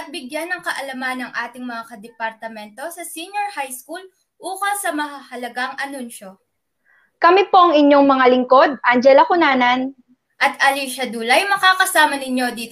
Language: Filipino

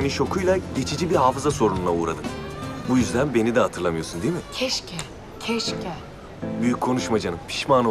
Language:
Turkish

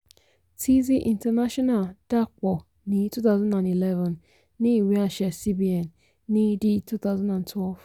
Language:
Yoruba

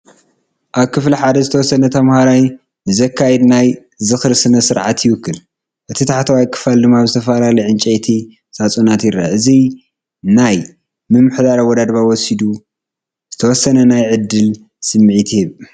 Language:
Tigrinya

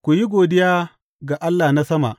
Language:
Hausa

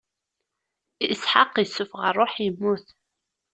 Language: Kabyle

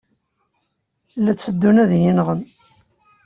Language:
Kabyle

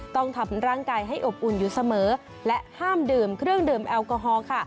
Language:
Thai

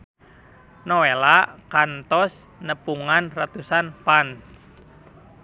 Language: Sundanese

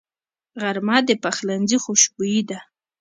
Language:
Pashto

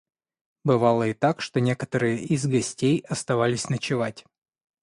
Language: Russian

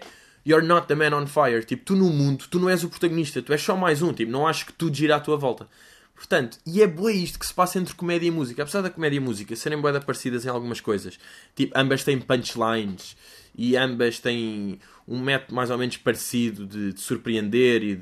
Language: Portuguese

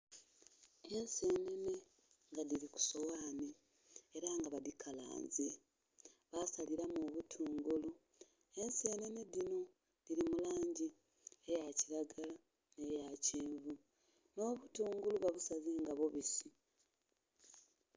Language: Soga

